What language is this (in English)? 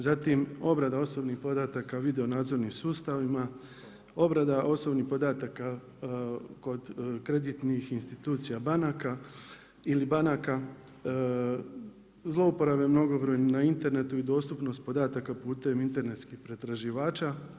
Croatian